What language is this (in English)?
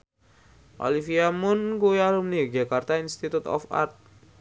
Javanese